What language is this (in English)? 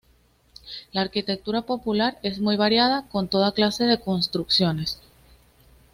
Spanish